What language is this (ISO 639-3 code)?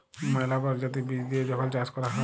ben